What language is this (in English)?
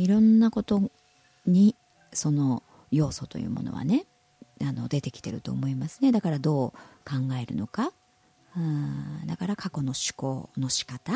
Japanese